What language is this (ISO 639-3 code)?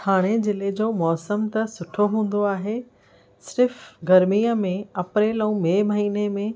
snd